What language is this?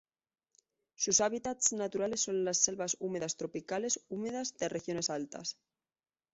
Spanish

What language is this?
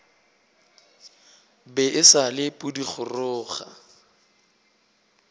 Northern Sotho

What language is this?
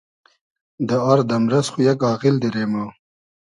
Hazaragi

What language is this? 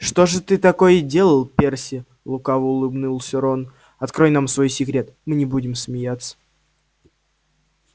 Russian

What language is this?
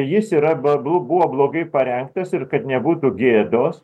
Lithuanian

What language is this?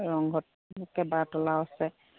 Assamese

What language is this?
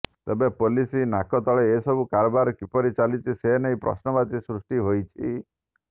Odia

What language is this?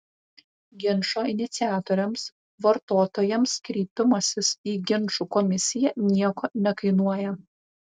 Lithuanian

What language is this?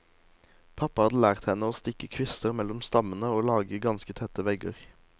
Norwegian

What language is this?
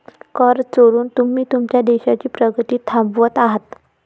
Marathi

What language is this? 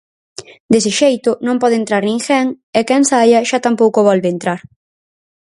Galician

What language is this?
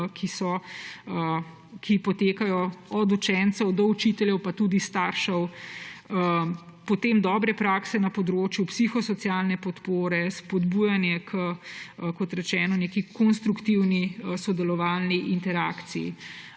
Slovenian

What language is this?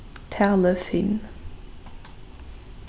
Faroese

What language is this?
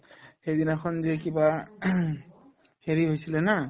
Assamese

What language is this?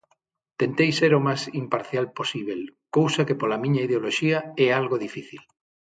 Galician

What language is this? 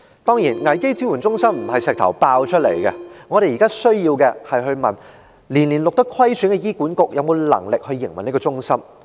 Cantonese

